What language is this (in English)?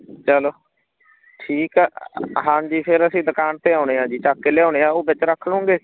Punjabi